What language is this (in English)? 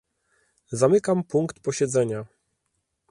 Polish